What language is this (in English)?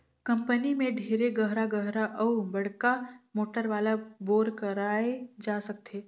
Chhattisgarhi